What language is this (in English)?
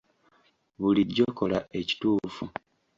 Ganda